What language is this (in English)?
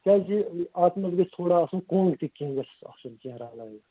Kashmiri